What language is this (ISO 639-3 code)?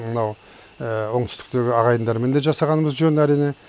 kaz